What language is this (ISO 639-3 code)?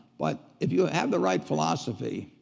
eng